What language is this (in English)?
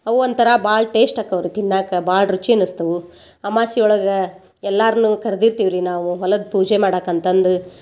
Kannada